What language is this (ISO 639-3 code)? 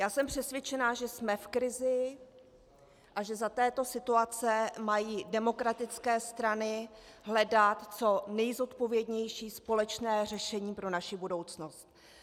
ces